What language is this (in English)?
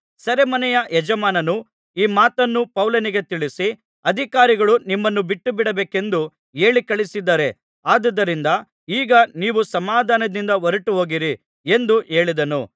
Kannada